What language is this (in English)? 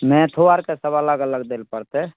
Maithili